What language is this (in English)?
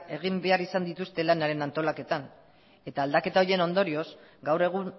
Basque